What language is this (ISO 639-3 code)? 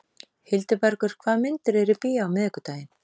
isl